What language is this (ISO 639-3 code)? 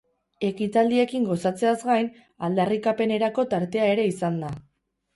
eus